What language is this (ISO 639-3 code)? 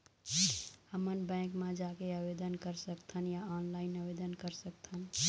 hne